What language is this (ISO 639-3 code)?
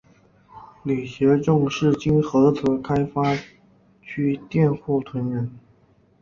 zho